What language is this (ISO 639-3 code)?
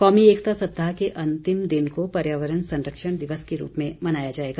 hin